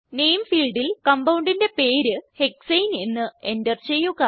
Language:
Malayalam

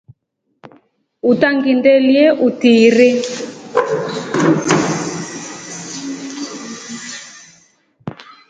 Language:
Rombo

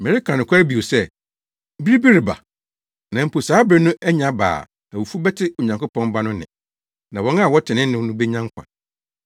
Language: Akan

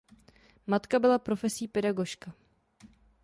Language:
Czech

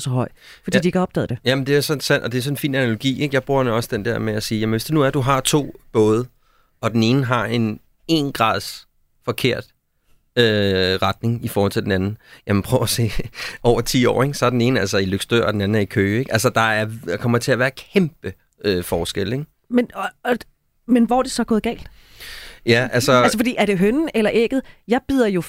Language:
Danish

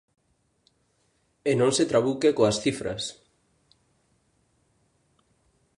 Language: Galician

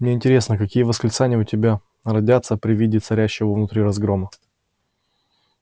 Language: Russian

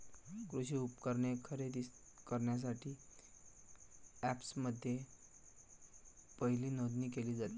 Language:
Marathi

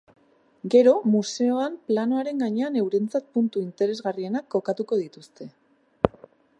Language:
Basque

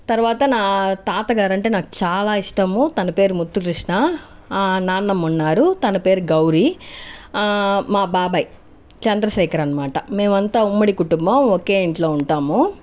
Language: Telugu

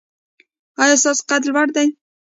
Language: Pashto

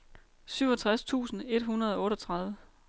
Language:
Danish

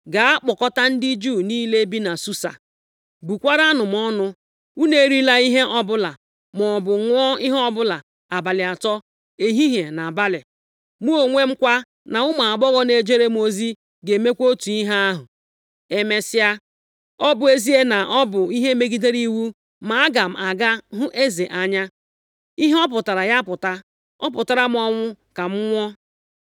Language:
Igbo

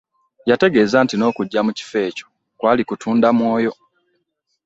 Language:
Ganda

